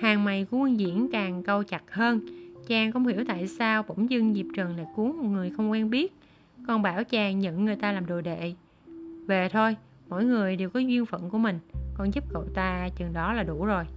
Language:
Vietnamese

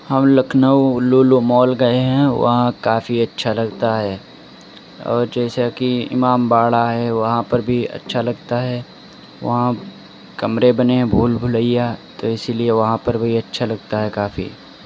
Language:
Urdu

